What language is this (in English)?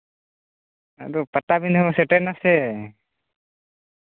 Santali